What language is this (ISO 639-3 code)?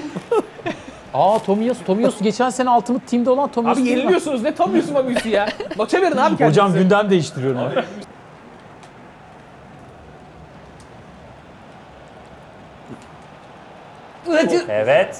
tur